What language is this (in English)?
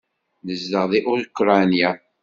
Kabyle